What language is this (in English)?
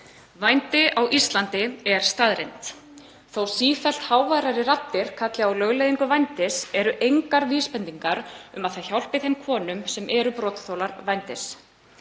Icelandic